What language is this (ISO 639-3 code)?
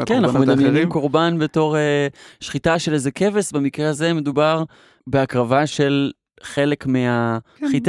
heb